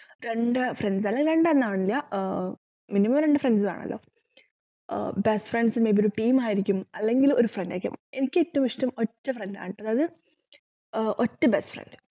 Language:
Malayalam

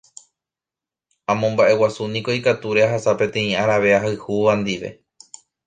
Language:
Guarani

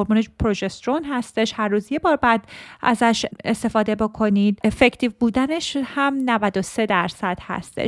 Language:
Persian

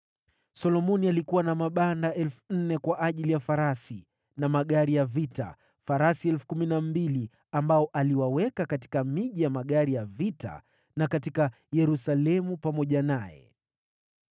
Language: Swahili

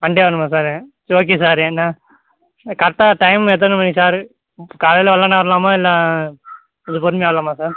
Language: Tamil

